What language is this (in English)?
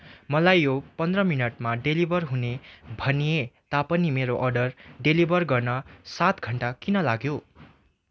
Nepali